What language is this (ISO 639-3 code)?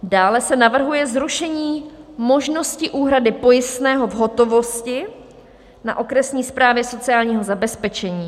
ces